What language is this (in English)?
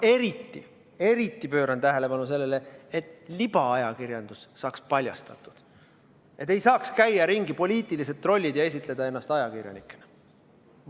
Estonian